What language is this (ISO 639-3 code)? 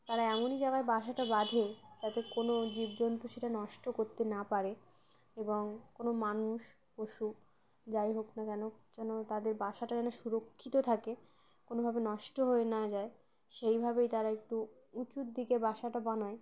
ben